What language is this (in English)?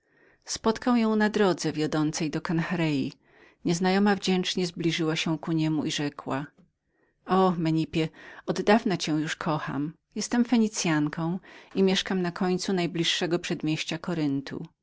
Polish